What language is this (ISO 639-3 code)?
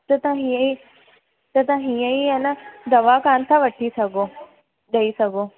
snd